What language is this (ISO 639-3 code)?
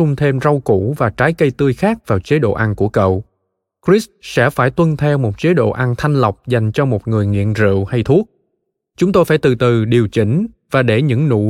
vie